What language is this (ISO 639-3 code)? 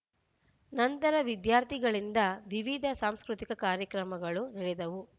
kan